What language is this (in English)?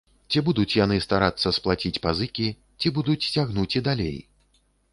Belarusian